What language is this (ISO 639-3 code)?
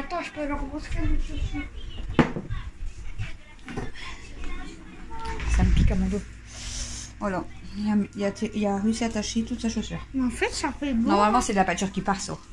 fra